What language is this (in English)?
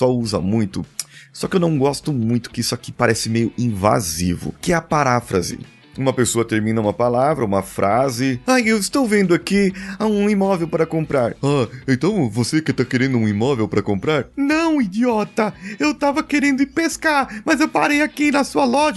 Portuguese